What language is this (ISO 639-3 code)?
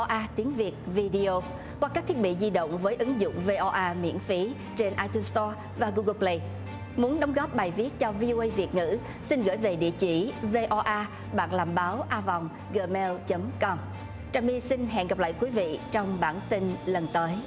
vie